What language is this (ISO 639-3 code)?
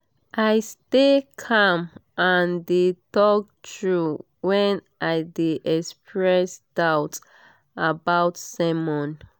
pcm